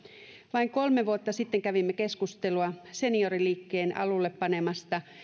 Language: Finnish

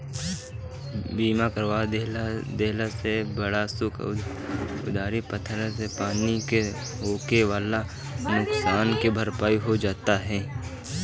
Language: Bhojpuri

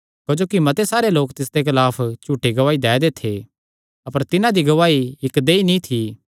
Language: Kangri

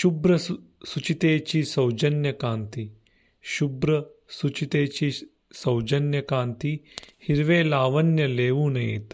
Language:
Marathi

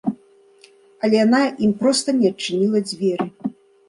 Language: Belarusian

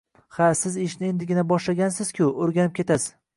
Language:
Uzbek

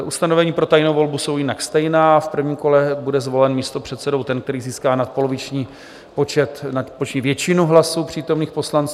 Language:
Czech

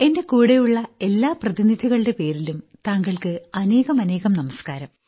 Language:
Malayalam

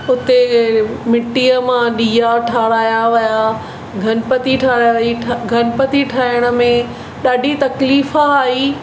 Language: Sindhi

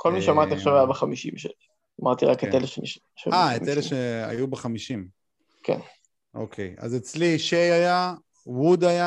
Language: Hebrew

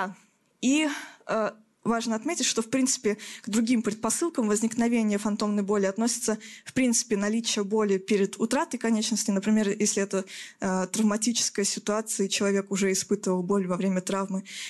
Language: Russian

